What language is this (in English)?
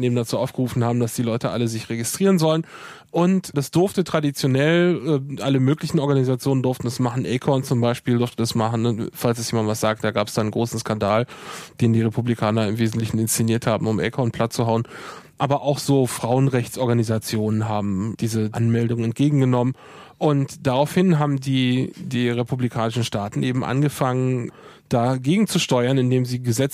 German